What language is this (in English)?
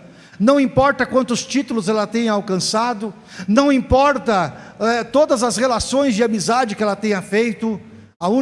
Portuguese